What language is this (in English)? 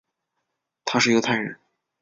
Chinese